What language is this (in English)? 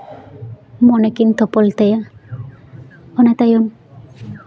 Santali